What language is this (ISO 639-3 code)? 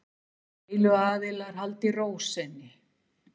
isl